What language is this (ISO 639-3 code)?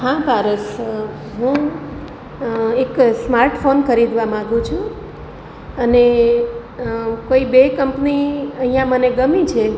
guj